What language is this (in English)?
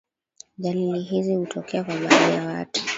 Swahili